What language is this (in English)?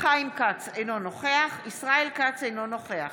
Hebrew